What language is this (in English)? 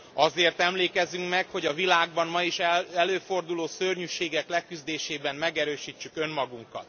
Hungarian